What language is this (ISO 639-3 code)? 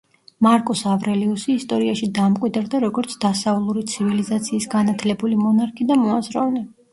kat